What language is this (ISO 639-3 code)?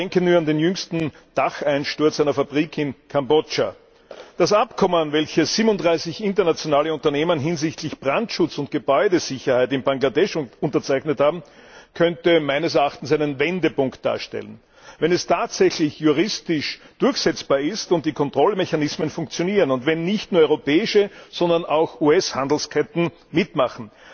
deu